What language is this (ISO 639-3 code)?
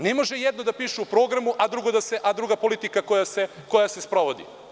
srp